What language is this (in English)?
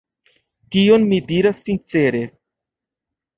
Esperanto